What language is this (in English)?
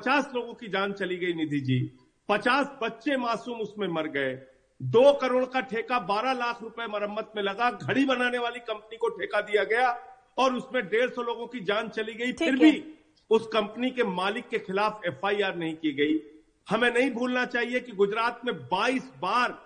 Hindi